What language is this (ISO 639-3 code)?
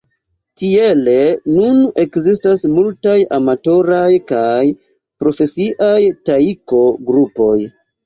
epo